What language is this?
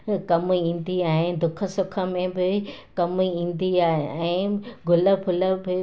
Sindhi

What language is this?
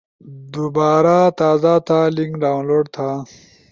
Ushojo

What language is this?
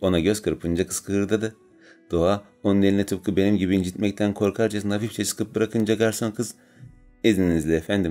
Turkish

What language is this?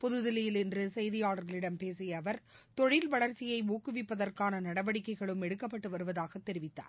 Tamil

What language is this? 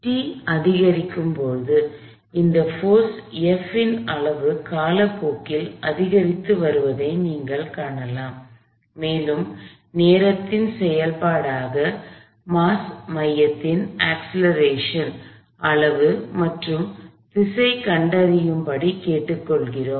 Tamil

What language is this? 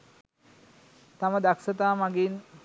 Sinhala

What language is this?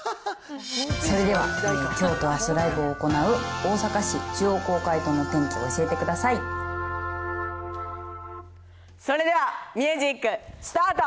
Japanese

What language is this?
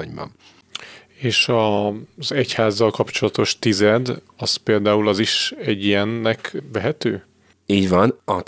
Hungarian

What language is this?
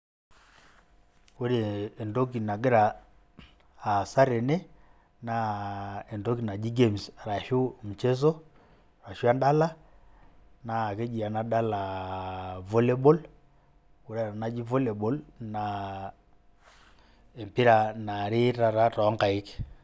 Masai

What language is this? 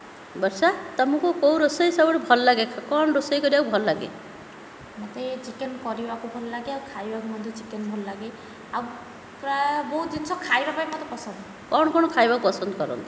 Odia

